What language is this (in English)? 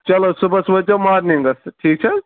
Kashmiri